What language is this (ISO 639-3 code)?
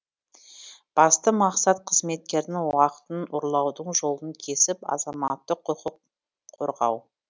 kaz